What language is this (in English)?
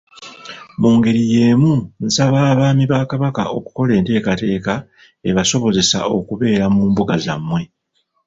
Ganda